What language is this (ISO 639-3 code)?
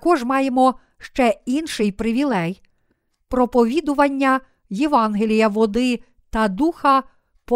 ukr